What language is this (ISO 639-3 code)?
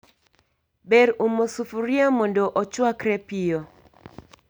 luo